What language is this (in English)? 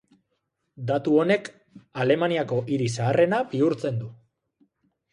Basque